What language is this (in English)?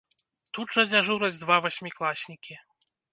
Belarusian